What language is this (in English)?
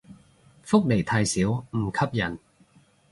Cantonese